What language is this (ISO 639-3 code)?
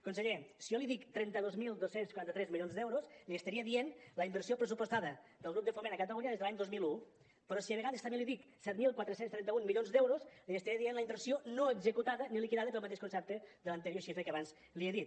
cat